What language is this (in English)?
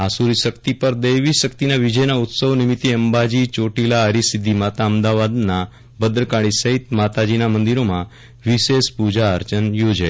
Gujarati